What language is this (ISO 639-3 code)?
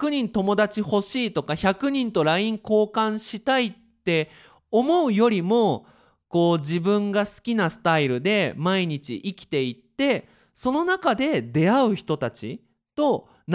jpn